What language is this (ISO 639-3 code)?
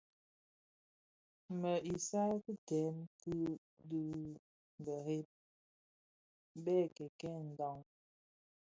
ksf